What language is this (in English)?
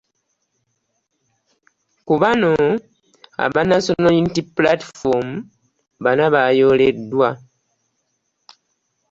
Ganda